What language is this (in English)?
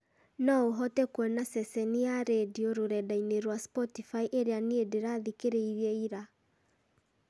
Kikuyu